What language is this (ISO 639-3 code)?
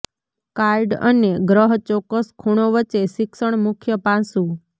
guj